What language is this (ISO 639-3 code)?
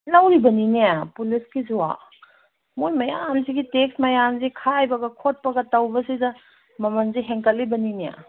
mni